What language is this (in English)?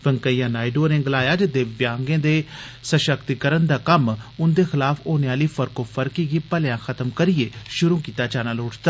Dogri